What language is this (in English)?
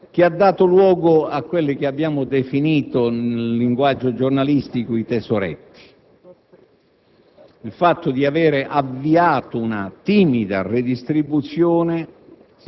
Italian